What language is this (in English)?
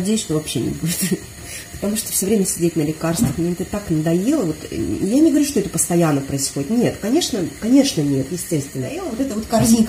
Russian